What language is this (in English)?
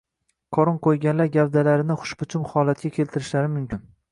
Uzbek